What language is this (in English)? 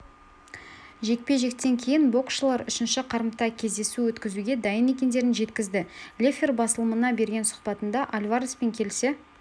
Kazakh